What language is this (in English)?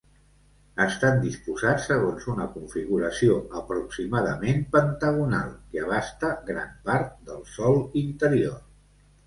Catalan